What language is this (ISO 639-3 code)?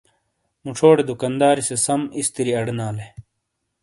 scl